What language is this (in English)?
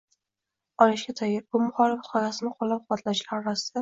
Uzbek